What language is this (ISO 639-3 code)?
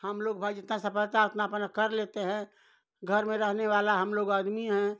hin